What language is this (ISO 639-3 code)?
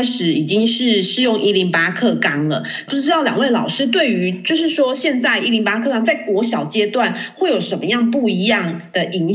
zho